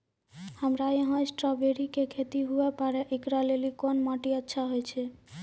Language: Maithili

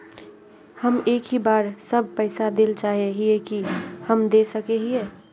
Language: Magahi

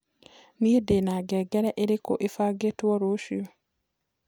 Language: Kikuyu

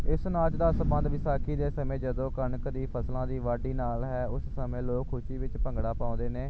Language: Punjabi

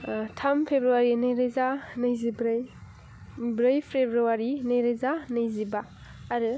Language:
Bodo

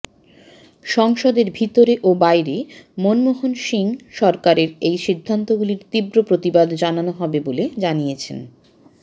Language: Bangla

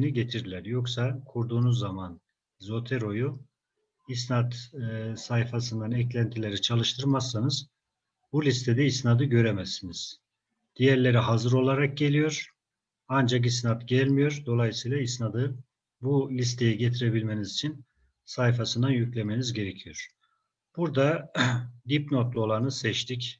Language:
Turkish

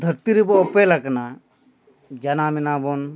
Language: Santali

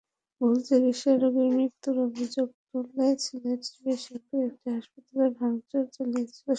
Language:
Bangla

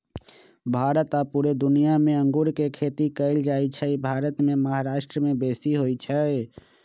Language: Magahi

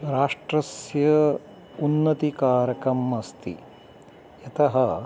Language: Sanskrit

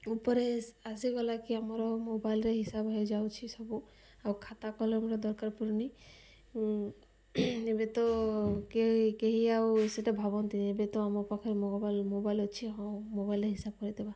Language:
Odia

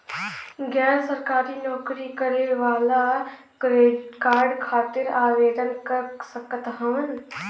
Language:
Bhojpuri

